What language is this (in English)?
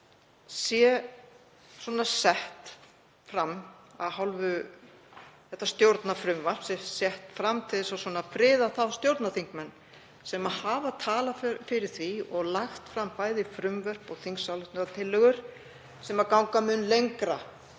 Icelandic